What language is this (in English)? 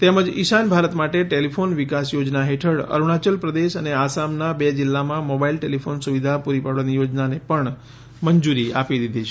Gujarati